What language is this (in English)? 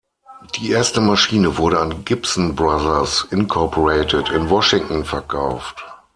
German